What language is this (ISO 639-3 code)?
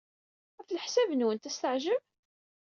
kab